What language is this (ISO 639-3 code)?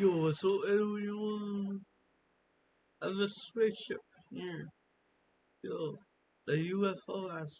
eng